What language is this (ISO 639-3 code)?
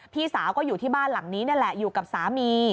tha